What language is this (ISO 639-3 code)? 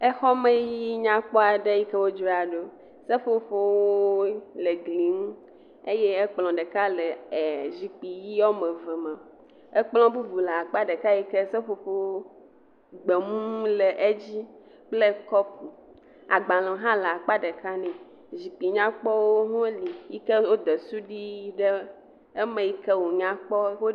ewe